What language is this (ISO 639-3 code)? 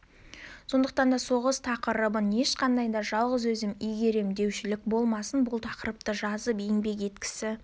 kaz